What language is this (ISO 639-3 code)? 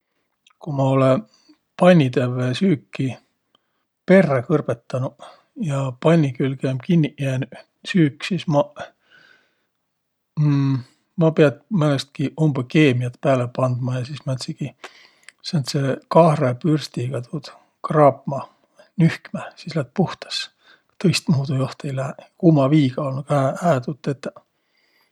vro